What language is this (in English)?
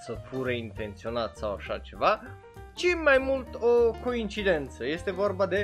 Romanian